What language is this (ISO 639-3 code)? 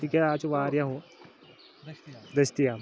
kas